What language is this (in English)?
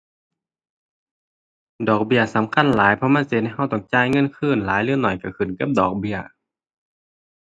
Thai